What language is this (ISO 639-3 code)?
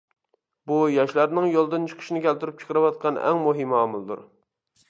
uig